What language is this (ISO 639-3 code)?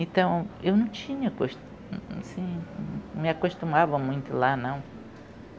por